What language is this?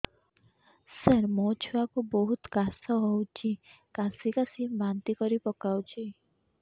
Odia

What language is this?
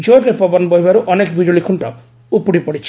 Odia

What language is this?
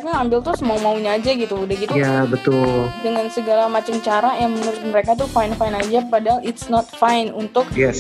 Indonesian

